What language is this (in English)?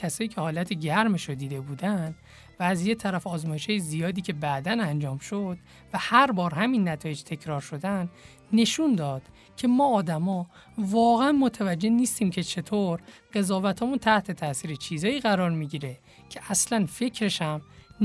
Persian